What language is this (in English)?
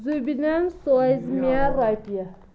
Kashmiri